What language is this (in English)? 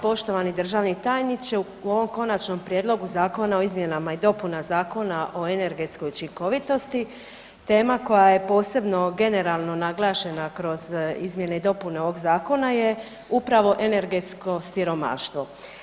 Croatian